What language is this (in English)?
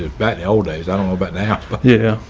English